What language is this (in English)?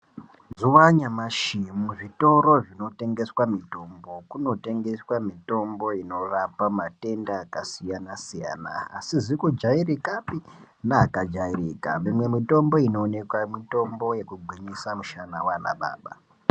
Ndau